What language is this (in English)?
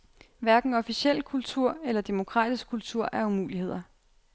Danish